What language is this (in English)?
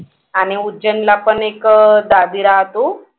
Marathi